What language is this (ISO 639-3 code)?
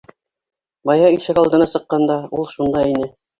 bak